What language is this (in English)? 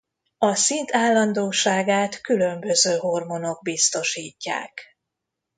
Hungarian